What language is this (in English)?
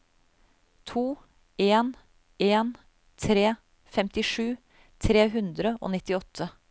Norwegian